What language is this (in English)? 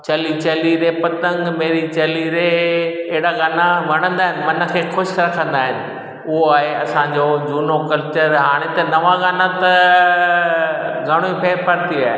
Sindhi